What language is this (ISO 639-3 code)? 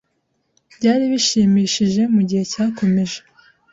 kin